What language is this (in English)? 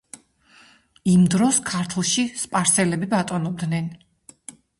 Georgian